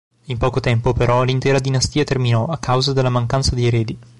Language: Italian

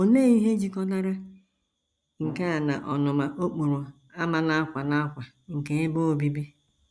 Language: Igbo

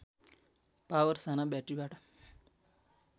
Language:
Nepali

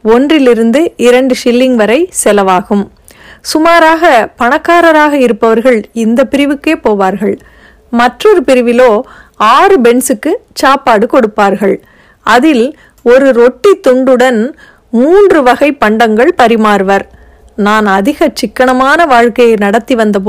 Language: Tamil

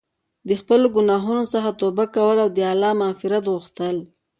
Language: Pashto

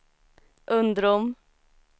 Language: Swedish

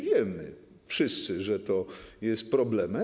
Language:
Polish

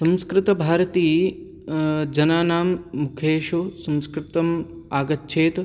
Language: Sanskrit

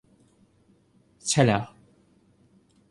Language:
Thai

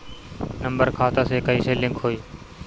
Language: Bhojpuri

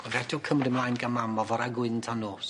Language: Welsh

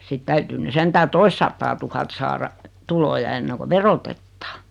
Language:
Finnish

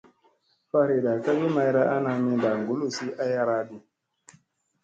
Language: Musey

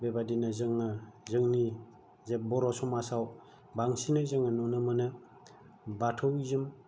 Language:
Bodo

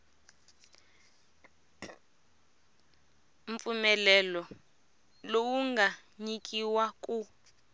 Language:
Tsonga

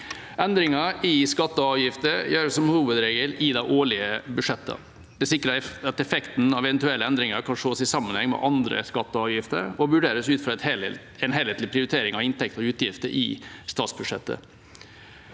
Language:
Norwegian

